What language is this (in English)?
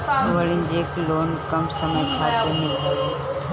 Bhojpuri